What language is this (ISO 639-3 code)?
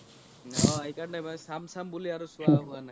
asm